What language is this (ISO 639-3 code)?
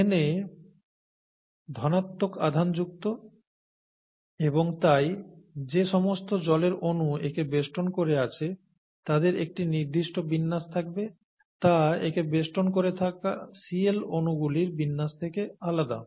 ben